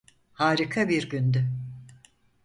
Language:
Turkish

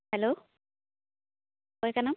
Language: Santali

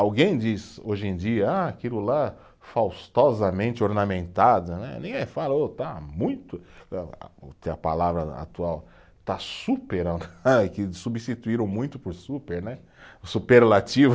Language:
Portuguese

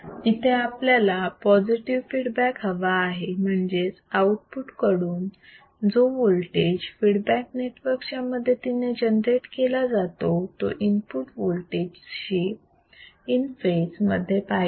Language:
Marathi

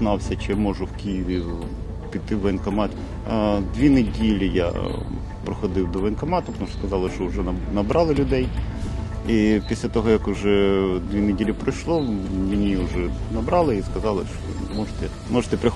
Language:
Ukrainian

